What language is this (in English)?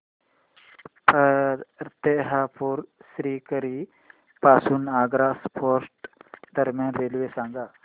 Marathi